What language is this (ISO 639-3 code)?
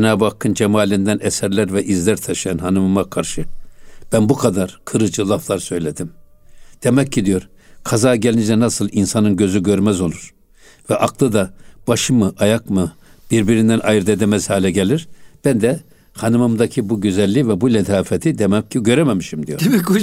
tur